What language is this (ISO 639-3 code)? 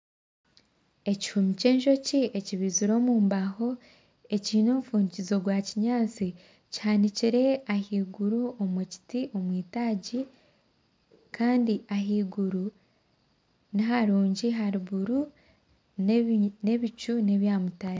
nyn